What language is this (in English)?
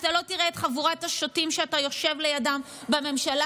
Hebrew